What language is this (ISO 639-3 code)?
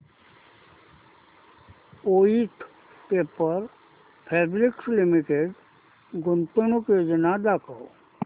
mar